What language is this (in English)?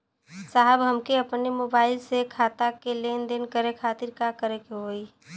Bhojpuri